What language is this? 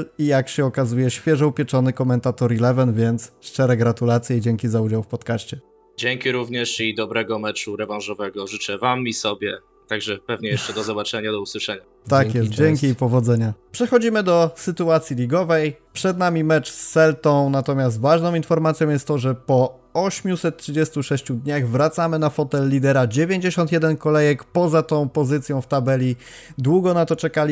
Polish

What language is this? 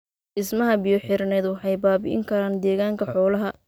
Somali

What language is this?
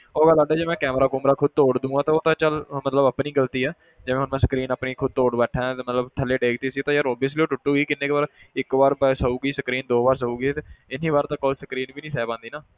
Punjabi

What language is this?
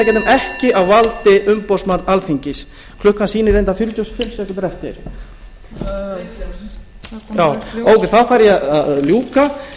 Icelandic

